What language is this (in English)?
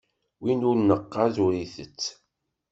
Kabyle